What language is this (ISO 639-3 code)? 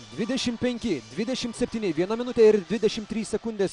lit